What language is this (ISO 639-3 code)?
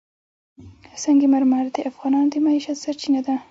pus